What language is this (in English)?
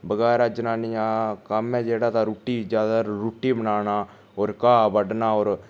Dogri